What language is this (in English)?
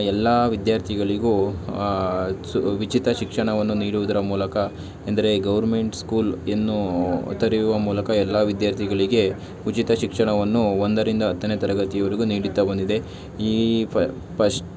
Kannada